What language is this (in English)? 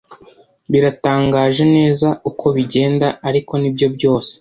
Kinyarwanda